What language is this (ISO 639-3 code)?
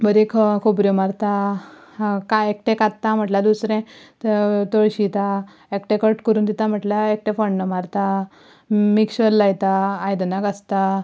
kok